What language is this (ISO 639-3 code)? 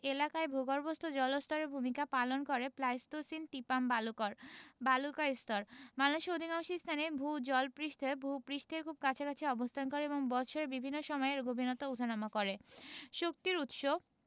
ben